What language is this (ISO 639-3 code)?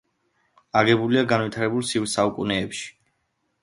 kat